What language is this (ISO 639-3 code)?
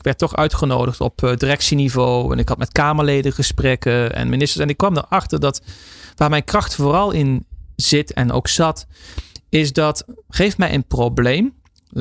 nld